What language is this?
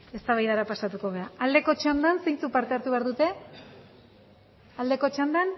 Basque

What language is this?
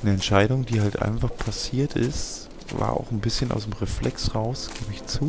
German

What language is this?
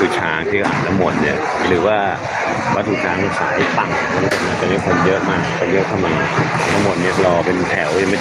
Thai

